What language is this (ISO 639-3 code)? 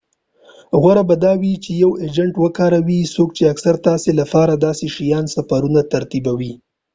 pus